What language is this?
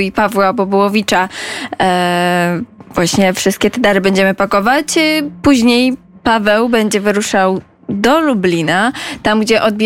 Polish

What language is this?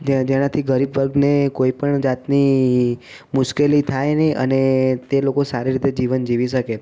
Gujarati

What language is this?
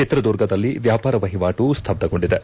Kannada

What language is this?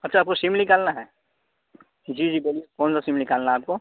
Urdu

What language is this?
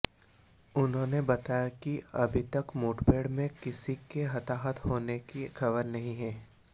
Hindi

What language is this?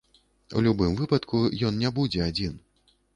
Belarusian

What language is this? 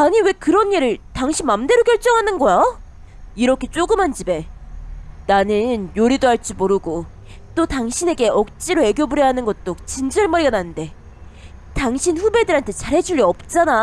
Korean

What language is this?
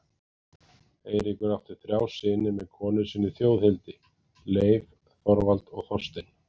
Icelandic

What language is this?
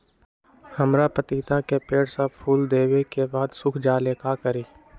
Magahi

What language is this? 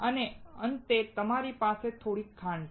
Gujarati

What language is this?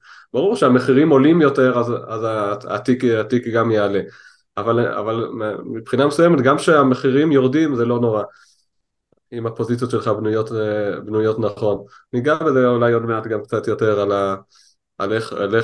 Hebrew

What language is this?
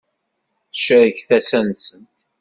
Kabyle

